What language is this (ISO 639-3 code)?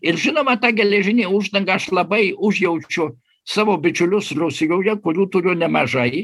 lit